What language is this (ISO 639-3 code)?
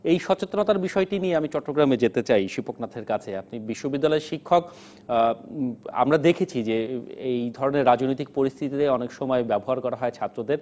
ben